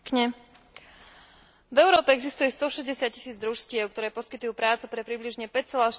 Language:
Slovak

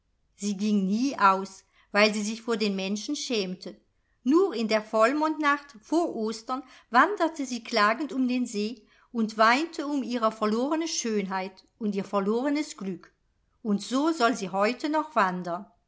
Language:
German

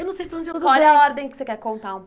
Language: Portuguese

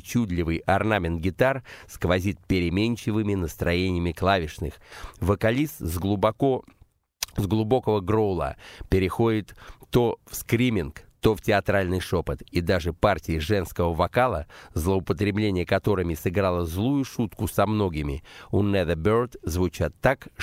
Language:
Russian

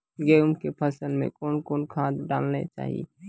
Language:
Maithili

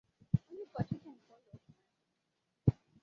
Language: Igbo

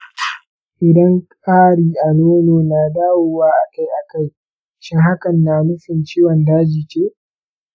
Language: Hausa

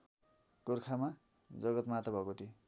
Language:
Nepali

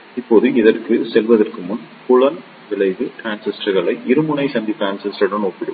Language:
Tamil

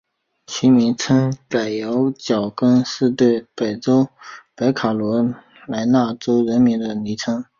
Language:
Chinese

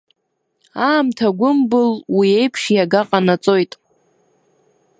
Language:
Abkhazian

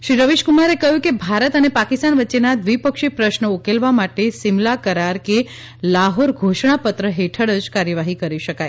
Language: Gujarati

